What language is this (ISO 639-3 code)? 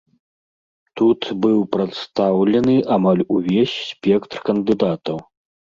bel